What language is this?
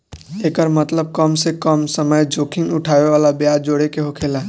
Bhojpuri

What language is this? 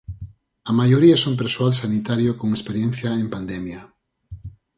Galician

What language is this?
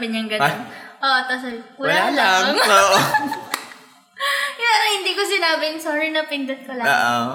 Filipino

